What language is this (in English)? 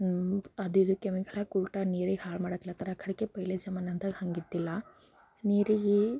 Kannada